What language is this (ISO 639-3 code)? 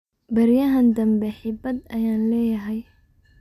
som